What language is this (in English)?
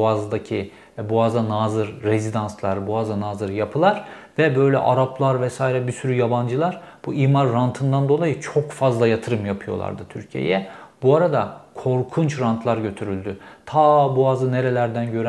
Turkish